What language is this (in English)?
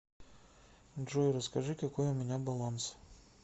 Russian